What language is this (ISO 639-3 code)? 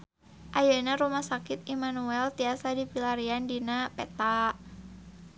sun